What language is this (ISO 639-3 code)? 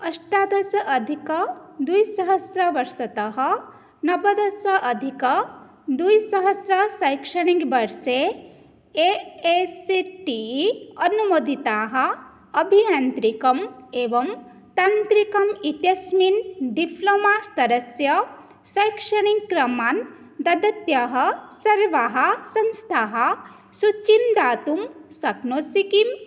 san